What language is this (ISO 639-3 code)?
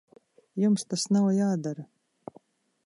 lav